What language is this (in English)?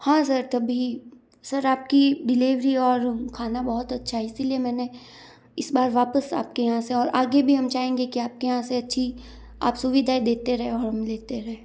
Hindi